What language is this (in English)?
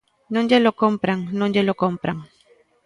Galician